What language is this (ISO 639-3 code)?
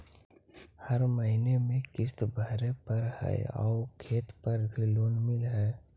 mag